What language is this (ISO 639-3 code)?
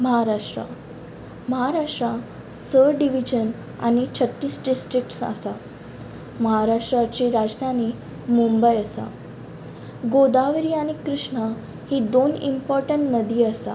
kok